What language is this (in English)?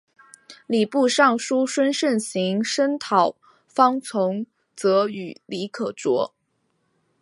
Chinese